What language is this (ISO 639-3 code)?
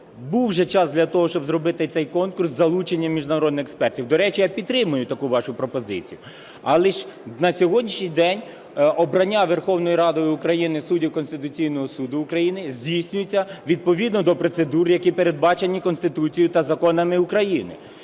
ukr